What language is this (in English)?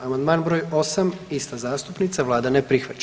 Croatian